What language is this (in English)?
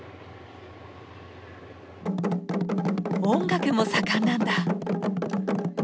Japanese